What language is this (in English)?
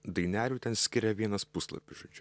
Lithuanian